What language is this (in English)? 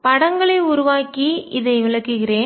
Tamil